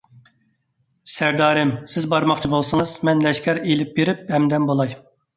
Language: Uyghur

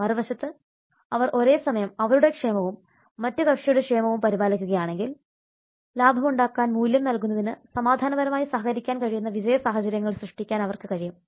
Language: Malayalam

